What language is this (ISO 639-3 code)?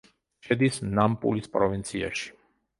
kat